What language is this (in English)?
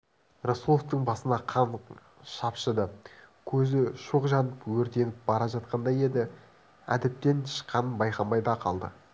Kazakh